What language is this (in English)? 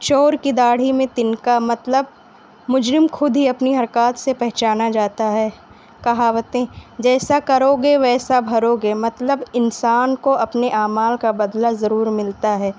Urdu